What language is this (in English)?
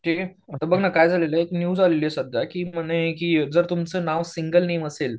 Marathi